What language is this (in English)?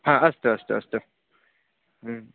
Sanskrit